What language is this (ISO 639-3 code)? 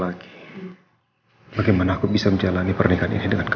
ind